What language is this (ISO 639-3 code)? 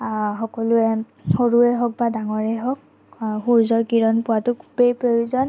asm